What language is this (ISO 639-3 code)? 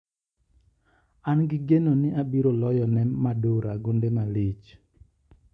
luo